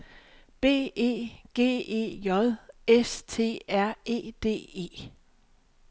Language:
Danish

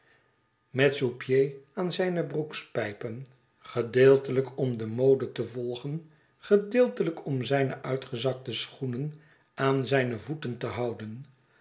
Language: Dutch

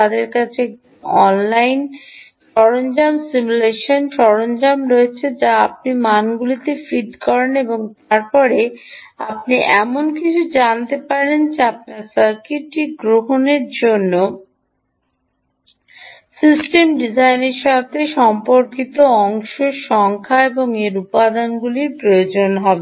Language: Bangla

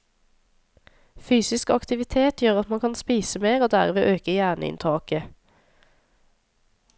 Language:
Norwegian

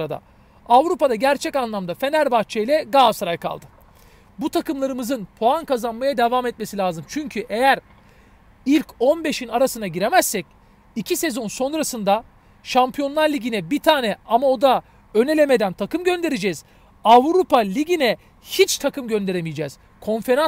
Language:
Turkish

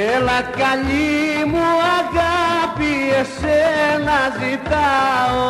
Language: Greek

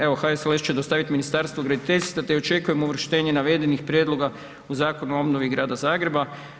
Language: Croatian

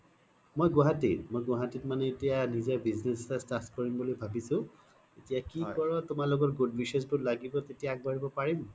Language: Assamese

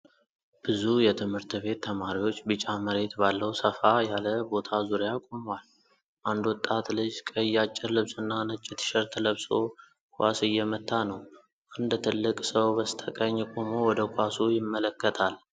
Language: Amharic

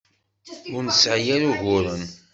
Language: Kabyle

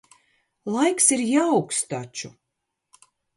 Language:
Latvian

